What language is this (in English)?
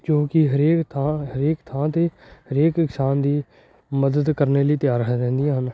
Punjabi